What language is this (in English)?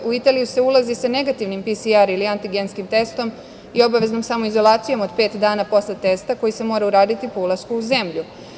Serbian